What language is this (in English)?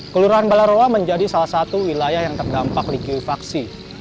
Indonesian